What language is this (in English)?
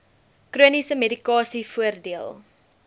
Afrikaans